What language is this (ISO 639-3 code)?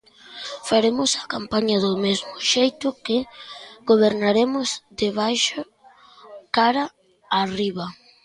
glg